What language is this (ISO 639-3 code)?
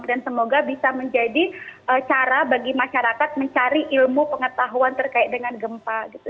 ind